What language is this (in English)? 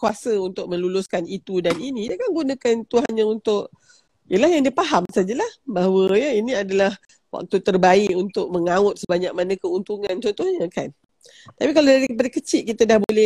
Malay